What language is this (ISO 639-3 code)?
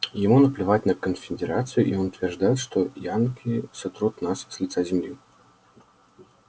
rus